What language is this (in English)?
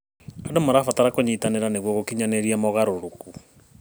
Kikuyu